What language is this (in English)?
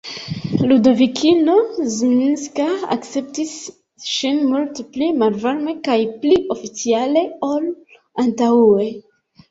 Esperanto